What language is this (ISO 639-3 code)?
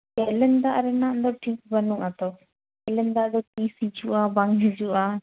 sat